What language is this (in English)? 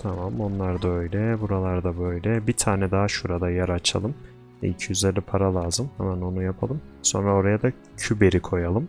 Turkish